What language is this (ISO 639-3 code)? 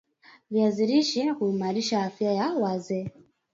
swa